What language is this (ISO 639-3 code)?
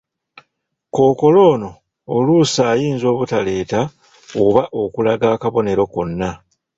lug